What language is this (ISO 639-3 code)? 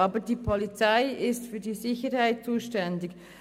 gsw